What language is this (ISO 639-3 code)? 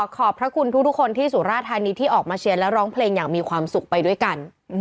tha